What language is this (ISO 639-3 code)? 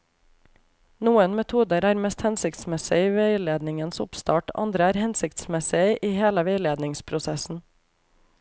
nor